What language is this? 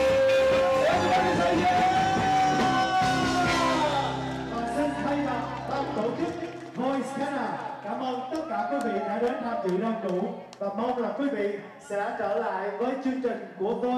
Vietnamese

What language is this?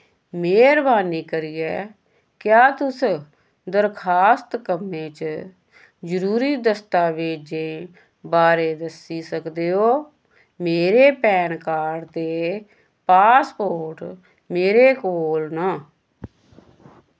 Dogri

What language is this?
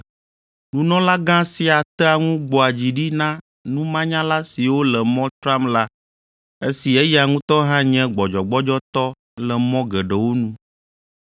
Ewe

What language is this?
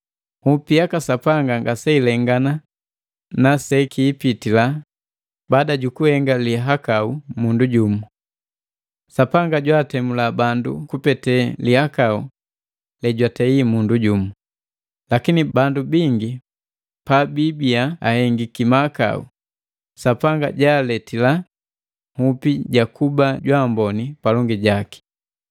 Matengo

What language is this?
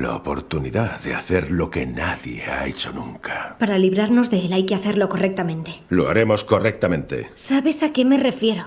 Spanish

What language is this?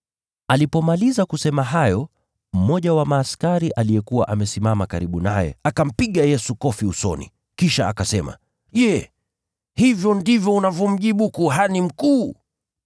Swahili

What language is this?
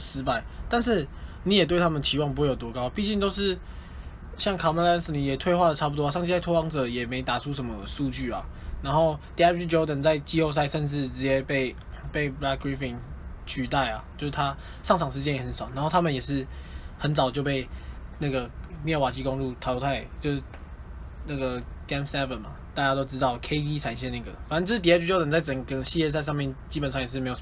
Chinese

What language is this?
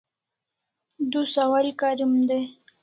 Kalasha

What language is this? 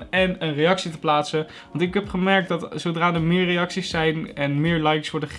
Dutch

